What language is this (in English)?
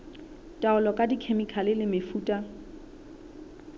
Southern Sotho